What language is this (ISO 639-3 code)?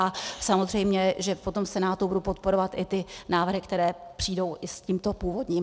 ces